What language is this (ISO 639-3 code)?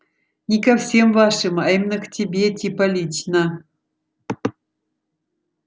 rus